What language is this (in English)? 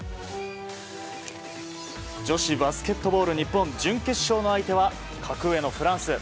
Japanese